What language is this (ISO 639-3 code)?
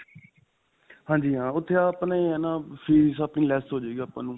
pan